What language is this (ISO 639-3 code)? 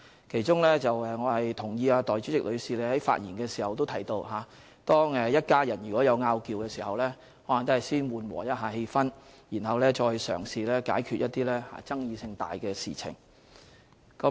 yue